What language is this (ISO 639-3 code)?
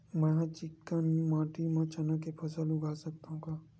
hne